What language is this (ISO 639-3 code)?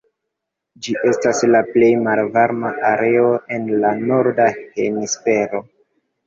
epo